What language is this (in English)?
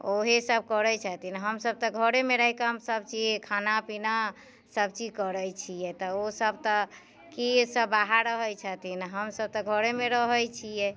Maithili